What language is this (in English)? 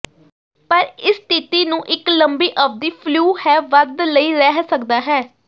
Punjabi